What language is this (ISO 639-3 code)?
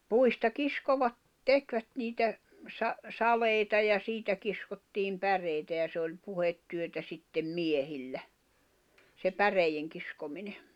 fin